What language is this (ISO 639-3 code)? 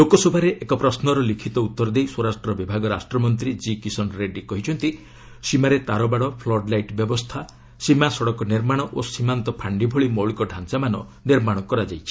ori